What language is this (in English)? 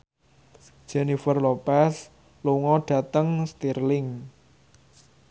Javanese